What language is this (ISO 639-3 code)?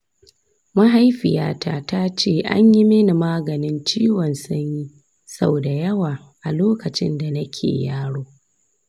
hau